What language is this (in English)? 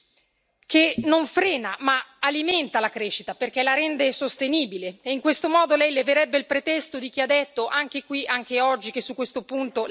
Italian